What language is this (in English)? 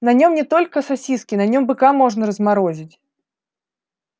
Russian